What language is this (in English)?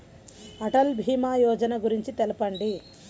Telugu